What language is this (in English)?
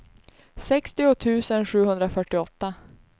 Swedish